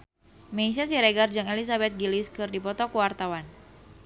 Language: Sundanese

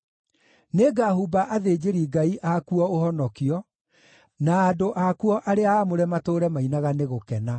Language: Kikuyu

